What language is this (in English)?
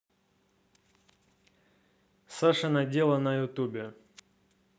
Russian